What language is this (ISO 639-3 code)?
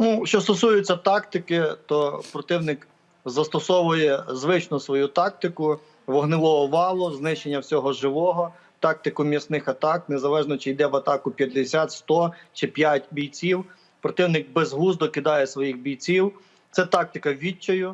ukr